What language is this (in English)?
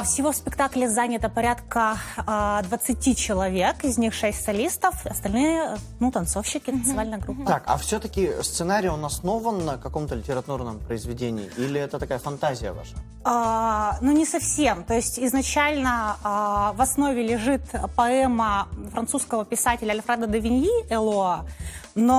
Russian